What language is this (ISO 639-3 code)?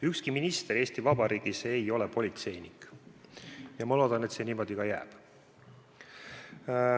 est